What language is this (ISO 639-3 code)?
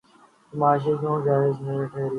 urd